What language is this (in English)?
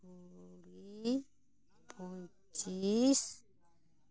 Santali